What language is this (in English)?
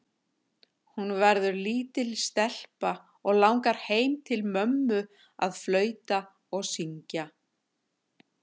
Icelandic